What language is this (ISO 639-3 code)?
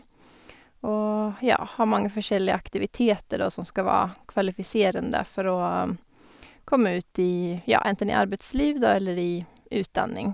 nor